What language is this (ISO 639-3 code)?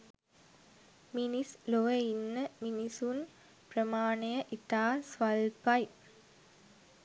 sin